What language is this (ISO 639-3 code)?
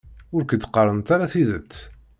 kab